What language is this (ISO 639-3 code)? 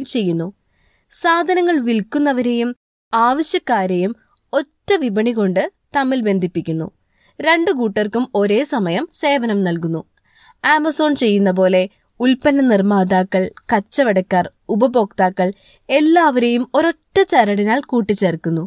mal